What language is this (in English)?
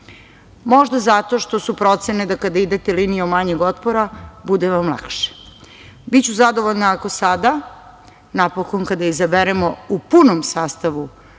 Serbian